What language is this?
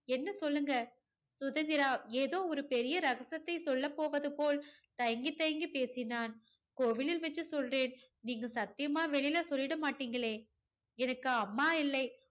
Tamil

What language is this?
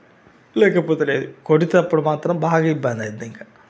Telugu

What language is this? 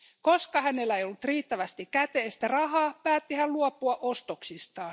Finnish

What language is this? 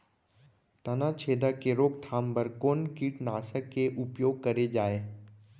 Chhattisgarhi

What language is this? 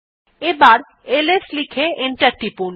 Bangla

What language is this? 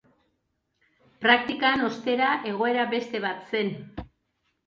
Basque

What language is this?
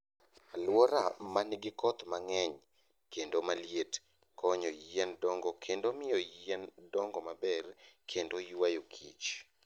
Luo (Kenya and Tanzania)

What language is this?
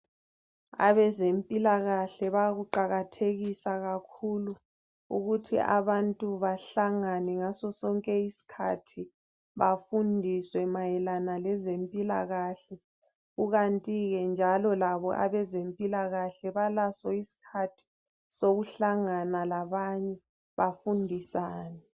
North Ndebele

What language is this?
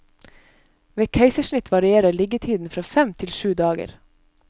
Norwegian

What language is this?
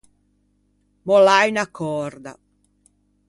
Ligurian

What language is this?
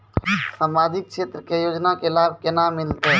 Maithili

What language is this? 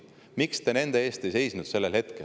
Estonian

